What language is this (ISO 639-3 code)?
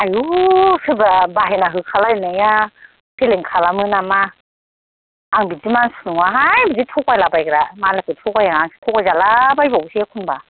brx